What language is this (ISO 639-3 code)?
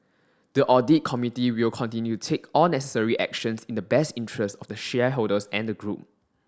eng